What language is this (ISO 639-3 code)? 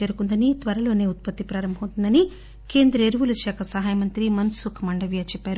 tel